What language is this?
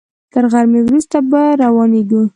Pashto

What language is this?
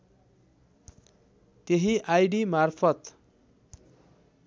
Nepali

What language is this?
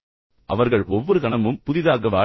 Tamil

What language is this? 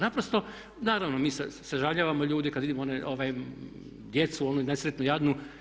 Croatian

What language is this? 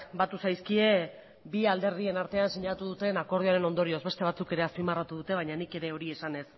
Basque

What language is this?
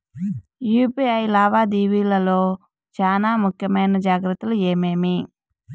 Telugu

